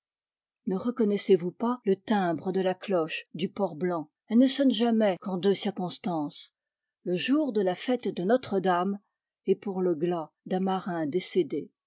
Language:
French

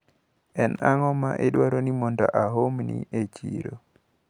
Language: Luo (Kenya and Tanzania)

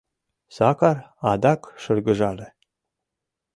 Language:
Mari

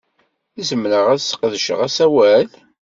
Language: Kabyle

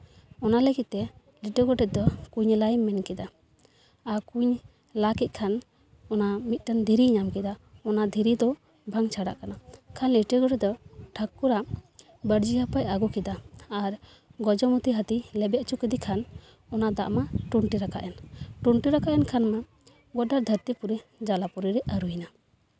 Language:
Santali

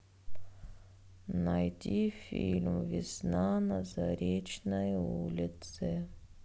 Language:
Russian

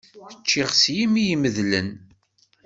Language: Kabyle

